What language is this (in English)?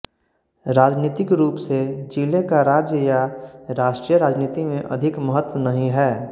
Hindi